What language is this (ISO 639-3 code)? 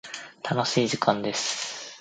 jpn